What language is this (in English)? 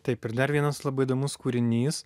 Lithuanian